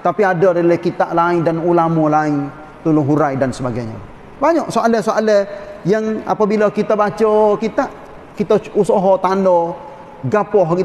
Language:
Malay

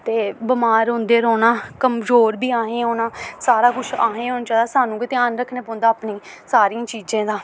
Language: Dogri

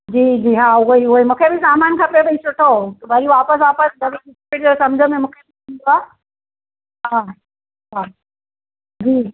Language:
Sindhi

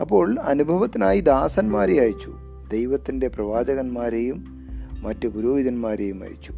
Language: Malayalam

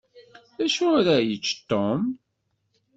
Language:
Kabyle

